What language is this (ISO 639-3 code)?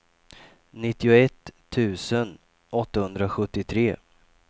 swe